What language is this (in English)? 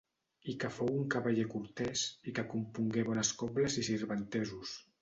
Catalan